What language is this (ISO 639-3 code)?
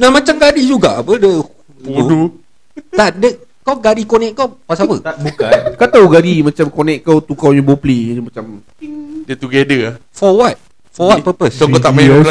msa